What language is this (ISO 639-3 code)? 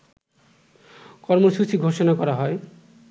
ben